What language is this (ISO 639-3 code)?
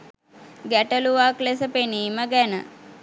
sin